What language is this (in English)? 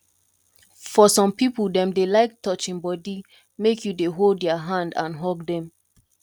Nigerian Pidgin